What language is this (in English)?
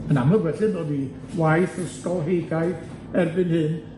Welsh